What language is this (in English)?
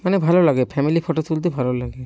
Bangla